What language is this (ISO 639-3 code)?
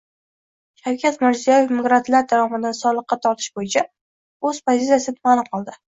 uzb